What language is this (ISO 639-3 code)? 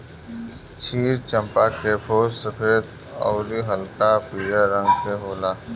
bho